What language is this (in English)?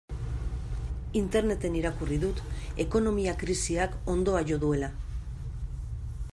Basque